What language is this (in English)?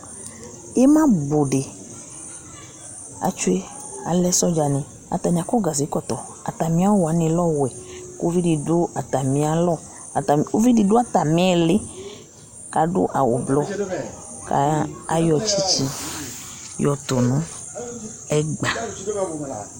Ikposo